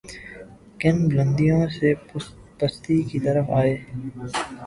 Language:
Urdu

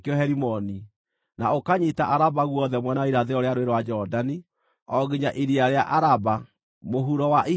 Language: Kikuyu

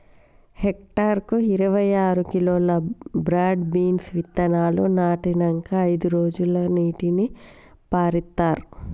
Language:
Telugu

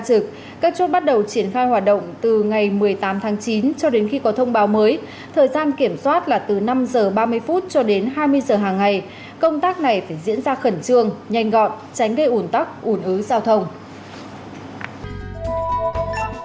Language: Vietnamese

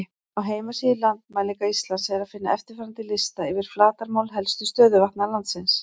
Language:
Icelandic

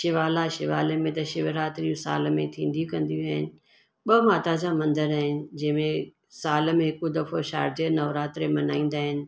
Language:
Sindhi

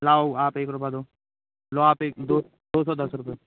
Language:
Hindi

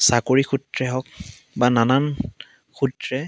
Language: Assamese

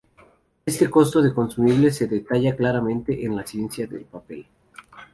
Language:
Spanish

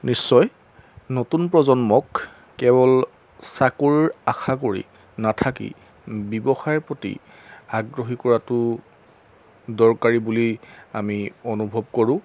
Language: Assamese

